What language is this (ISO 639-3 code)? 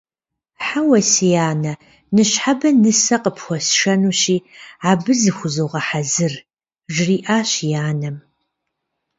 kbd